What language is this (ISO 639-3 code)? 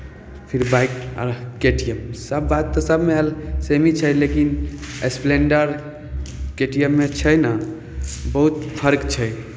mai